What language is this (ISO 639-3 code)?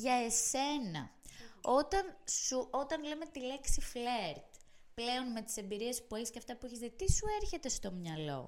ell